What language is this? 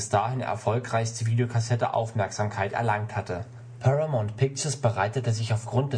German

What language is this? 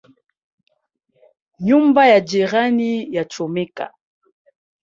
Swahili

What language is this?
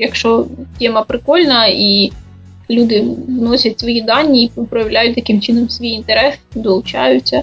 Ukrainian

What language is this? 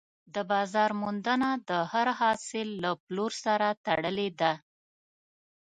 Pashto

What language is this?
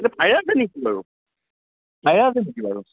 Assamese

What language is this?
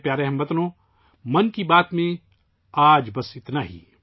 Urdu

